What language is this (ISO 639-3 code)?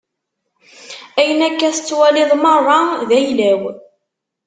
kab